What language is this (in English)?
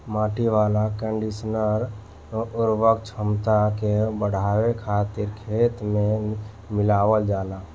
Bhojpuri